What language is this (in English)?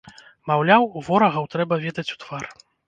Belarusian